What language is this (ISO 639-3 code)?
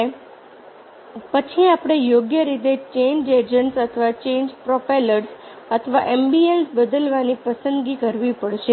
guj